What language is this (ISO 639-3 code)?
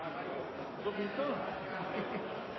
nno